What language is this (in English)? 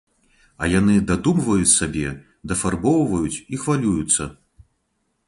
Belarusian